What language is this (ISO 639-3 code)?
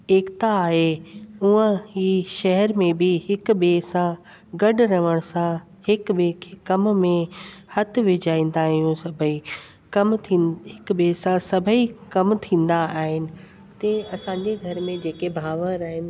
snd